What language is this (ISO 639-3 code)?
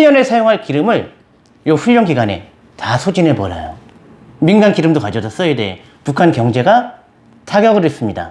kor